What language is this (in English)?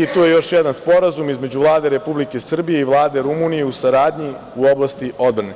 Serbian